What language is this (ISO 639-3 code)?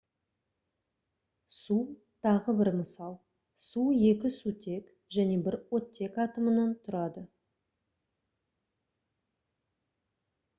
kaz